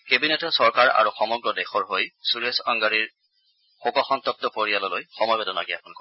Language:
Assamese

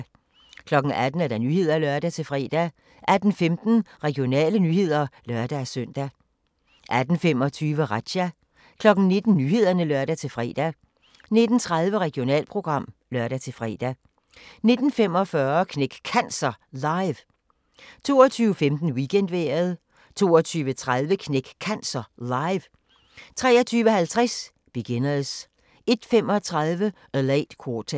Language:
Danish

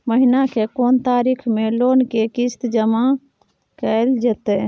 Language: Maithili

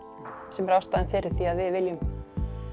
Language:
Icelandic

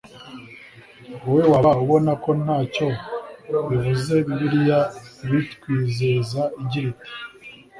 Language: Kinyarwanda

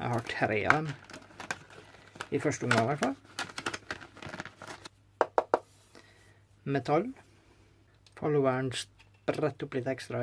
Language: French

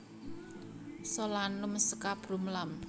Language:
Javanese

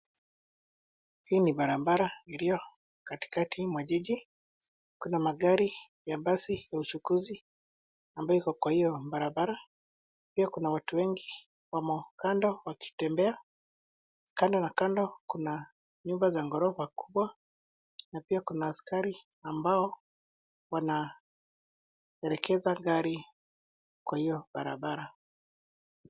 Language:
Swahili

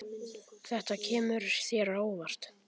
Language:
Icelandic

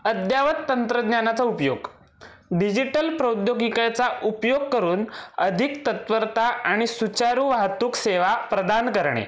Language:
Marathi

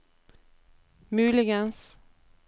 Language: Norwegian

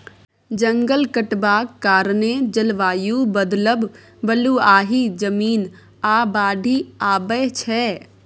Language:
Maithili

